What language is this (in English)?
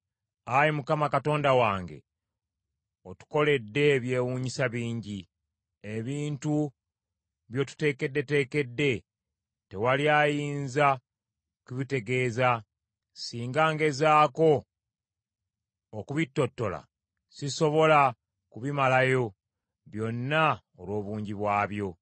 Ganda